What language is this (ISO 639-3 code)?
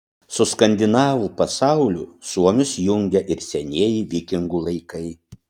lit